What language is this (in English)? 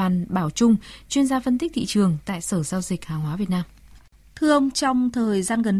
Vietnamese